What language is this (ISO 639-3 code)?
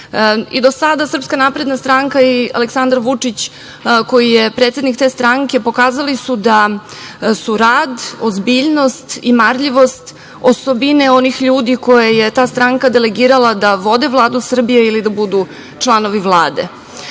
srp